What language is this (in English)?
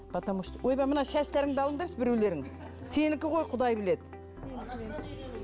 Kazakh